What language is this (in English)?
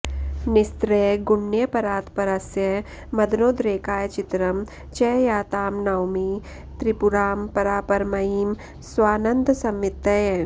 Sanskrit